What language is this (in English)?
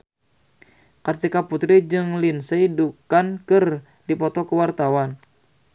Sundanese